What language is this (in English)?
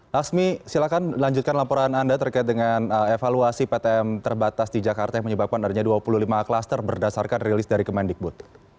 Indonesian